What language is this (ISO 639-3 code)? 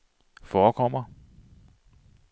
dan